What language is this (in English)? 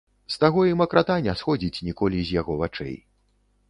Belarusian